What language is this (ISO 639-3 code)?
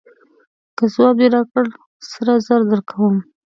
pus